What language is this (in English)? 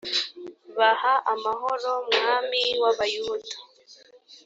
Kinyarwanda